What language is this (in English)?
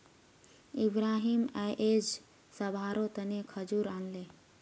Magahi